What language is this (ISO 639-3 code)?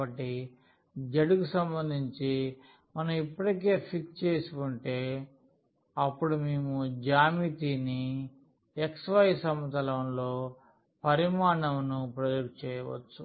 tel